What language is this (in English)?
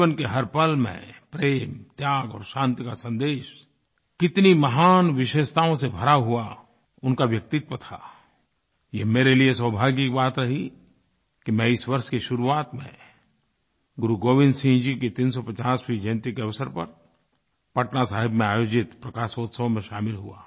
Hindi